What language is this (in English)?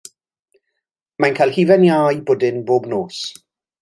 Welsh